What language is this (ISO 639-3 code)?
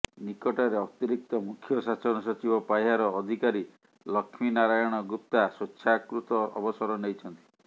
ori